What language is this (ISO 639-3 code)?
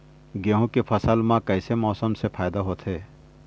hne